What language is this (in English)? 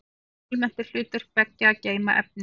Icelandic